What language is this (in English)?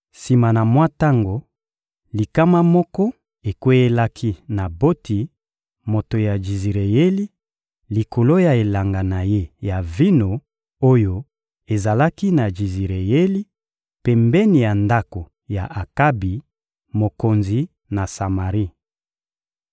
Lingala